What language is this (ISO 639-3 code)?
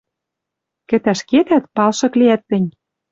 mrj